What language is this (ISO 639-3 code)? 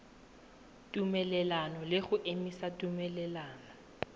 tsn